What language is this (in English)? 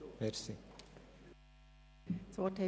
Swiss German